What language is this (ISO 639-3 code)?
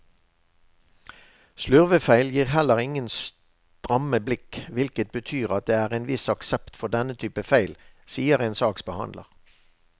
nor